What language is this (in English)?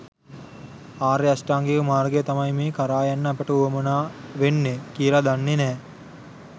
Sinhala